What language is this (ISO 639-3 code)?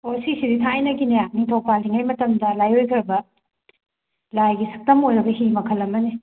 mni